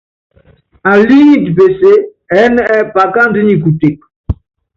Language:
Yangben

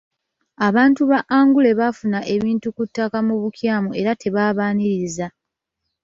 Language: Ganda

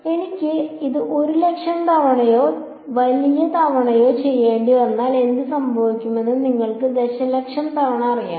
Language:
Malayalam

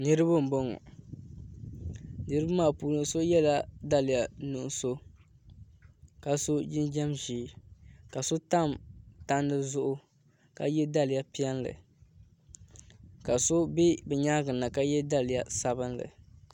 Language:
Dagbani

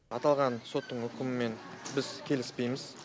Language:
Kazakh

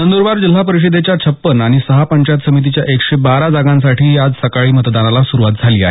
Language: Marathi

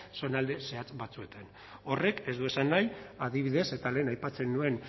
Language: Basque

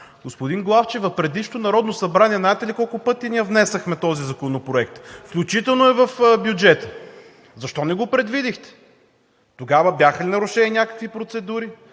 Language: Bulgarian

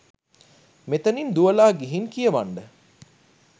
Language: Sinhala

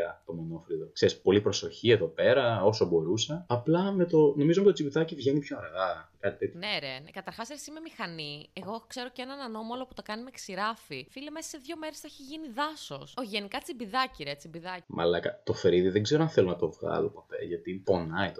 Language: Greek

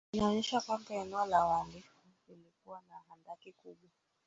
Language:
Swahili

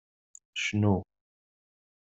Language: Kabyle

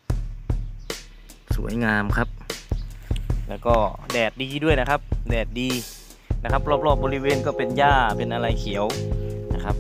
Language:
Thai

